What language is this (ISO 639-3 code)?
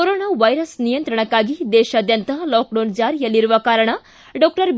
kan